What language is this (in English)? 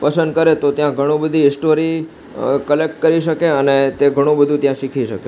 Gujarati